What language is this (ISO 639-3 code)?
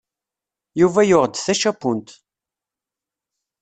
kab